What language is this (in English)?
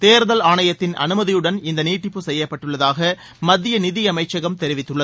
Tamil